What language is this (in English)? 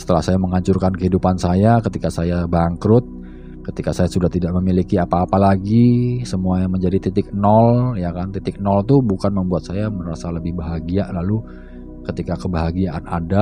Indonesian